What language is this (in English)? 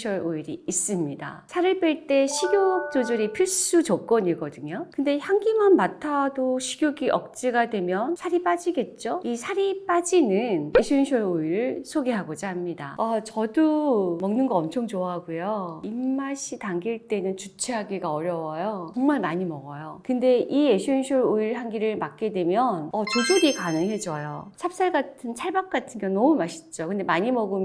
Korean